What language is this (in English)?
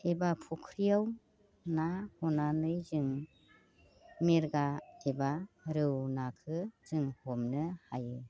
Bodo